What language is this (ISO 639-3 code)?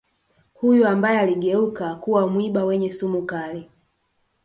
swa